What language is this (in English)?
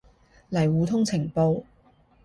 Cantonese